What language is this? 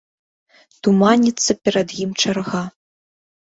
Belarusian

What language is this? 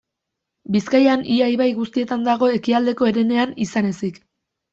Basque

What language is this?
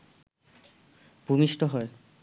Bangla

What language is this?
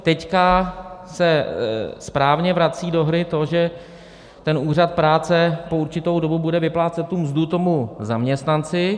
Czech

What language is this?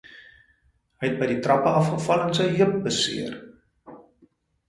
Afrikaans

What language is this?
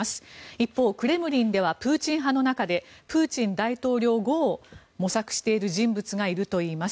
Japanese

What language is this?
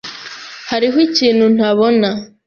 Kinyarwanda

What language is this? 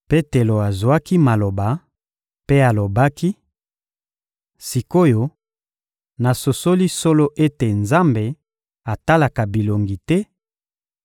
Lingala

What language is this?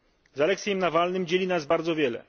Polish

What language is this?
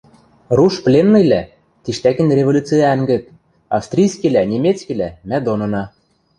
Western Mari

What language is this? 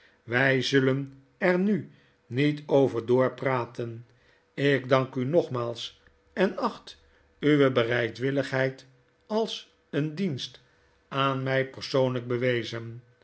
Dutch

